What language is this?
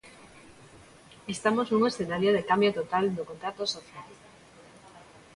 Galician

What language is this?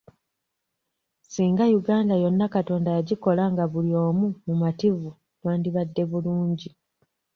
Ganda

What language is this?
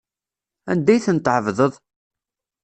Kabyle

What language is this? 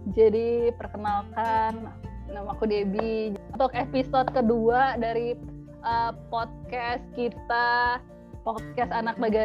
Indonesian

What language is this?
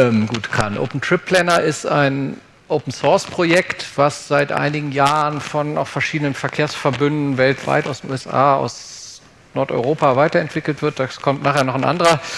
German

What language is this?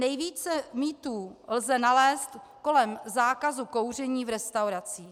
Czech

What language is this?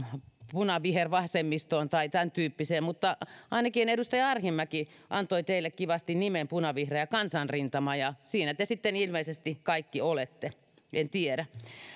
Finnish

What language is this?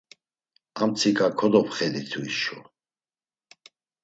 Laz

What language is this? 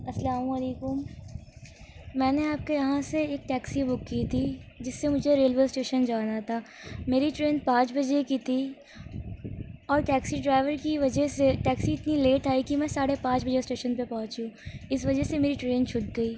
Urdu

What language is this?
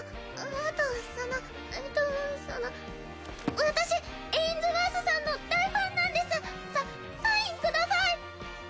Japanese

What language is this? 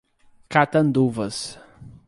Portuguese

